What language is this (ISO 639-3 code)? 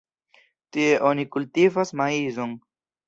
epo